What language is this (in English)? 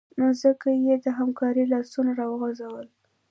Pashto